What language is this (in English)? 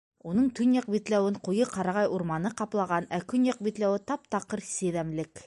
Bashkir